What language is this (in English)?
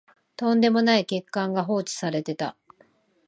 Japanese